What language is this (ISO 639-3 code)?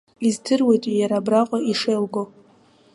abk